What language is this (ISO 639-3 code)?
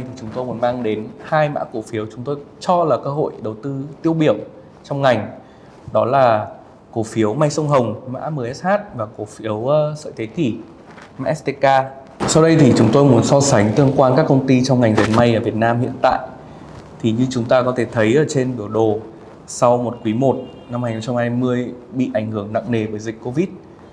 vie